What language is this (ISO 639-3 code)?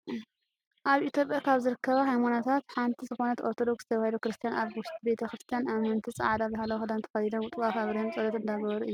tir